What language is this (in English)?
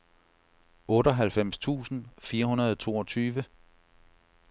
Danish